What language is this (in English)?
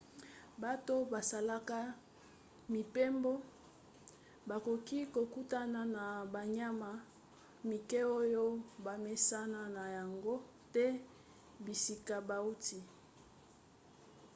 Lingala